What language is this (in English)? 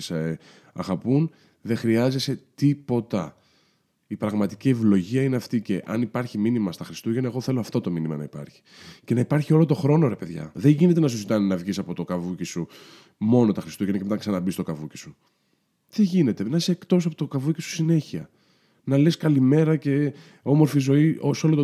Greek